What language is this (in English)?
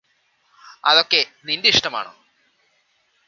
Malayalam